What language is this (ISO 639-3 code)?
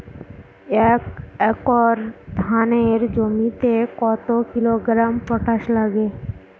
ben